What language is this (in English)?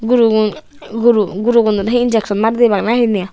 Chakma